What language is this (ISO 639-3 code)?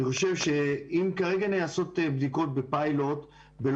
heb